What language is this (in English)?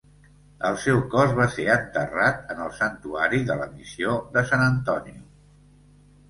Catalan